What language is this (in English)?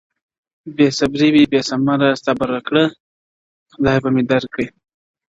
Pashto